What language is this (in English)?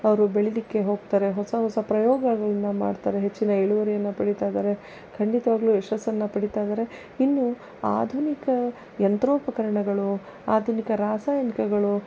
Kannada